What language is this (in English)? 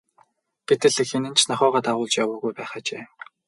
Mongolian